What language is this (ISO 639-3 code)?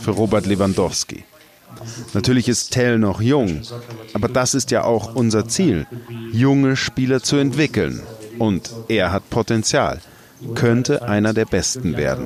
deu